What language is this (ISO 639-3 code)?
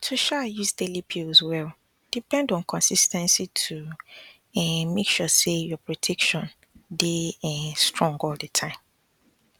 pcm